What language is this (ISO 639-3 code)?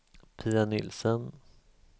swe